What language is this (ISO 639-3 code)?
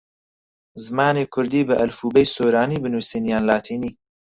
ckb